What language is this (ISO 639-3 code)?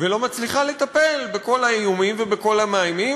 heb